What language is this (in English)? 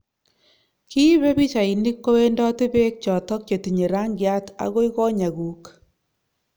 Kalenjin